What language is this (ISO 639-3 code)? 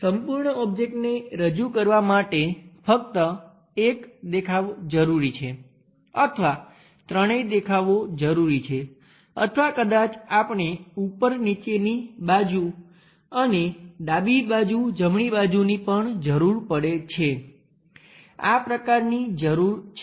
guj